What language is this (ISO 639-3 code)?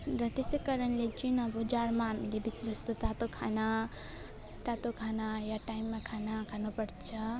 nep